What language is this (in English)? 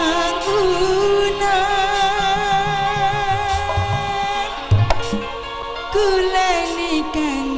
Indonesian